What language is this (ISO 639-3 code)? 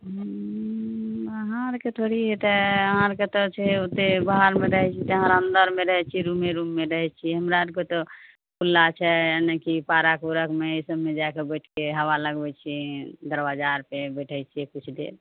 mai